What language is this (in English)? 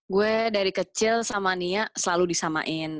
Indonesian